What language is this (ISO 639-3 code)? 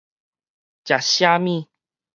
nan